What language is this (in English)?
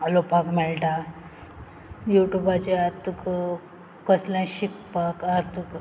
Konkani